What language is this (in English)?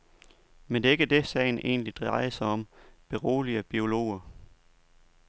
Danish